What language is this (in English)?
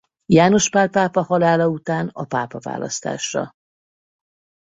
Hungarian